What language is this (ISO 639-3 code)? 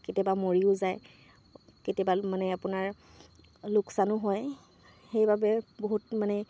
asm